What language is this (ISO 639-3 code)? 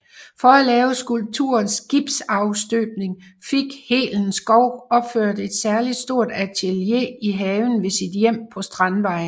dan